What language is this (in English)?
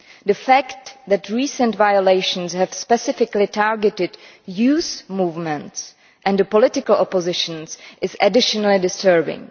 English